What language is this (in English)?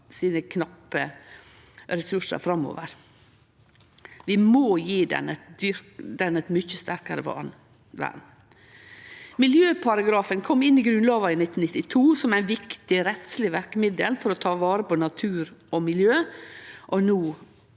Norwegian